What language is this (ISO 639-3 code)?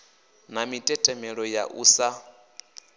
ven